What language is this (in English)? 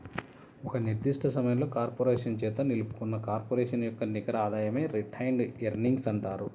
Telugu